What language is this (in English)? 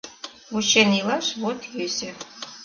Mari